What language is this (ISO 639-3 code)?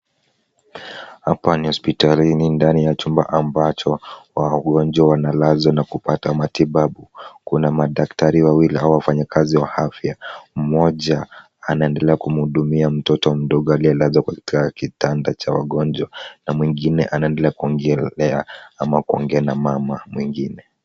swa